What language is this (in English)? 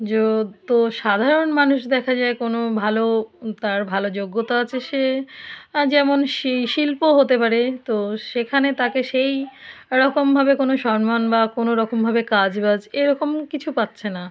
Bangla